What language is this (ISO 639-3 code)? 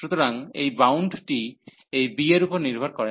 ben